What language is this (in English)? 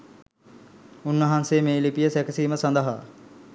Sinhala